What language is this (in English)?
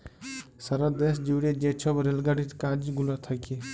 Bangla